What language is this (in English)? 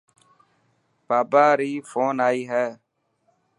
Dhatki